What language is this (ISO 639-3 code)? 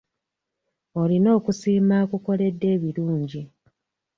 lug